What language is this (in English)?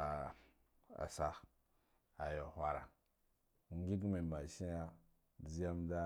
Guduf-Gava